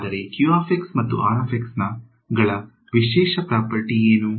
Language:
Kannada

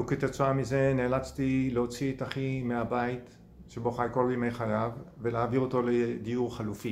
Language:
Hebrew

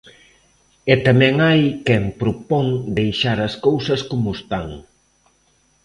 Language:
Galician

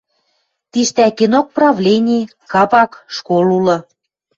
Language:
Western Mari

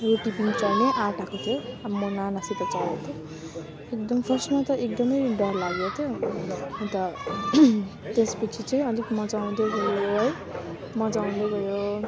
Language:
Nepali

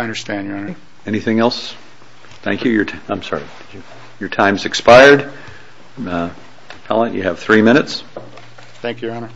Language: English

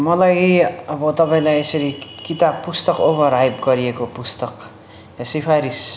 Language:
Nepali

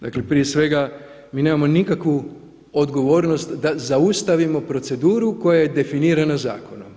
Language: Croatian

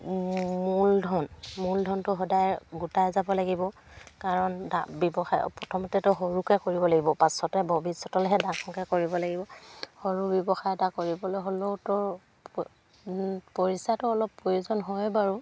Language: Assamese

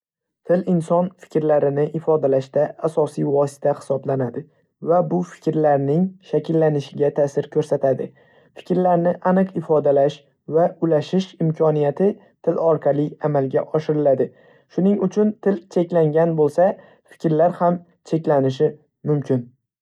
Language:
Uzbek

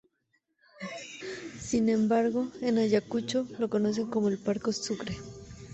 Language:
Spanish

